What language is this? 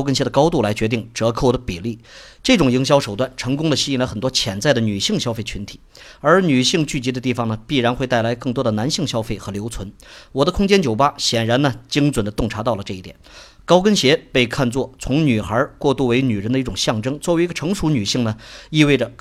Chinese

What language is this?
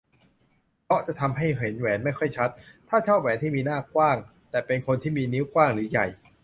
Thai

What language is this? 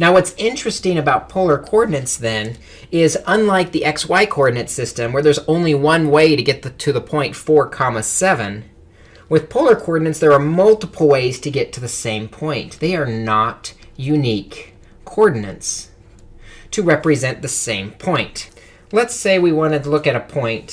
English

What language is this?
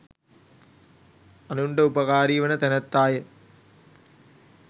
Sinhala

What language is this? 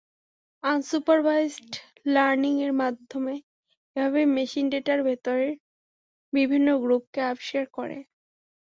Bangla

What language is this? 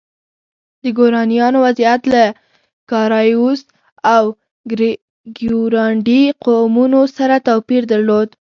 Pashto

